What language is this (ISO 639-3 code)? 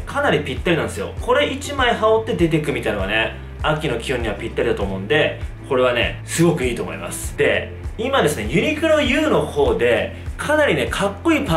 jpn